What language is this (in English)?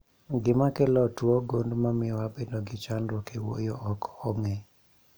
Luo (Kenya and Tanzania)